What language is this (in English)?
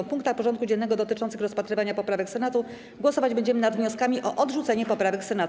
Polish